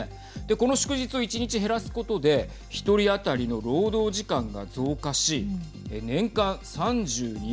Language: Japanese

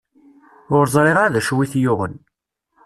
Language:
Kabyle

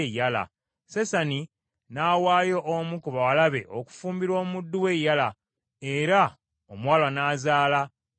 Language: Ganda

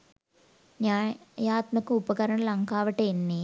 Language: Sinhala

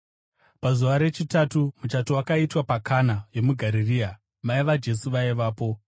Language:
Shona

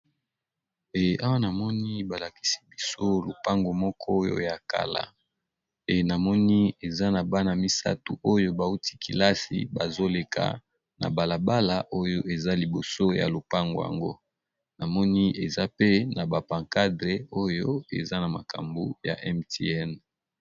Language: Lingala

